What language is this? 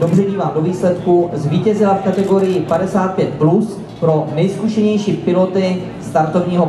Czech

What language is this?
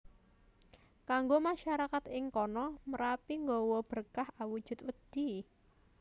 Javanese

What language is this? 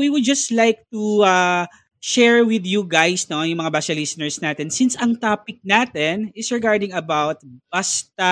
Filipino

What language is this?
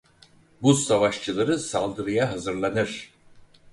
Turkish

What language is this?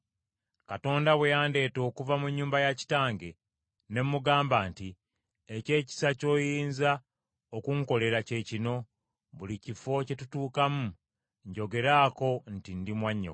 Ganda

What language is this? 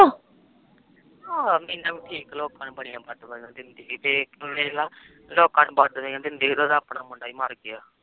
Punjabi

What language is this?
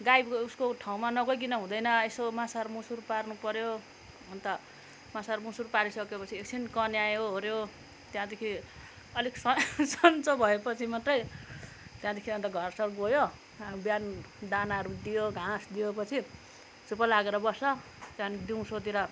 Nepali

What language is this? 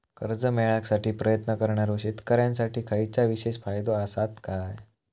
Marathi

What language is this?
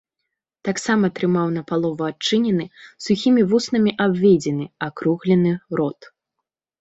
Belarusian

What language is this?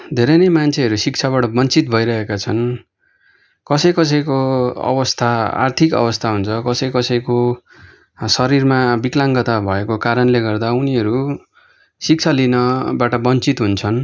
Nepali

